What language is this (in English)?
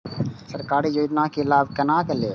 Maithili